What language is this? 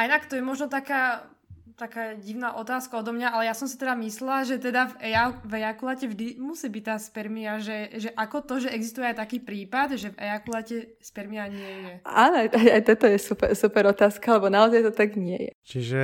Slovak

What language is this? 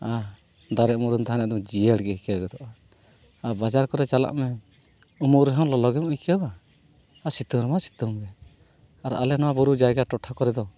Santali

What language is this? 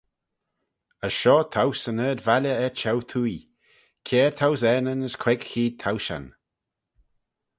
Manx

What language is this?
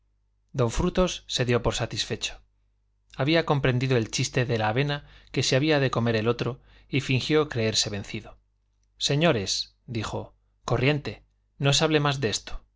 Spanish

